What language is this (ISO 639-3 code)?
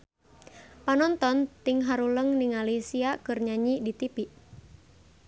sun